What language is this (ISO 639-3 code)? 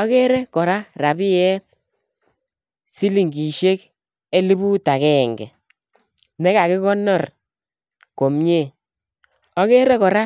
kln